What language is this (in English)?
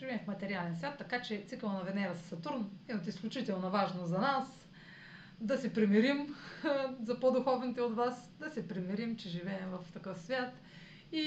Bulgarian